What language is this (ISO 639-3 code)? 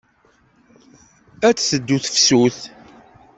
kab